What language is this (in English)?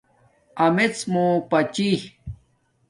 Domaaki